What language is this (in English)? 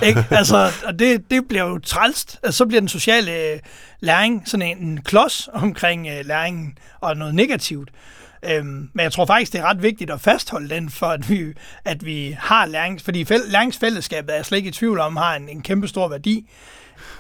Danish